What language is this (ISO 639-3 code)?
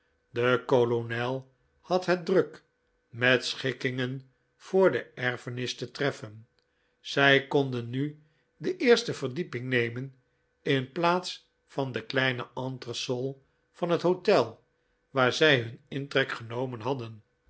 nld